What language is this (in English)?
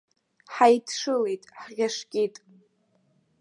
Abkhazian